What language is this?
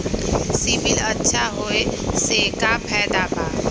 Magahi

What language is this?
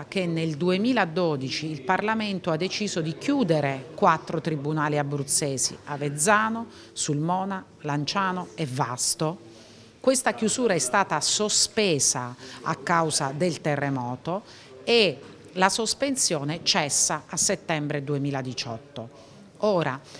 Italian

